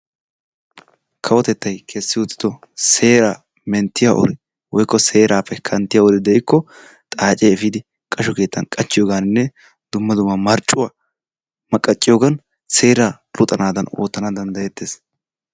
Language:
Wolaytta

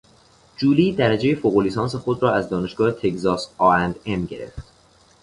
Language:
Persian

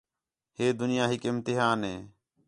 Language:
Khetrani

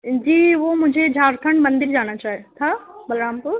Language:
Urdu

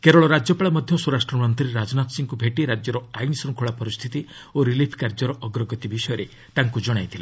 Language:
Odia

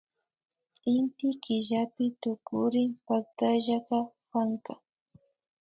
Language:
Imbabura Highland Quichua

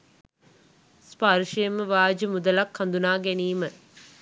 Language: Sinhala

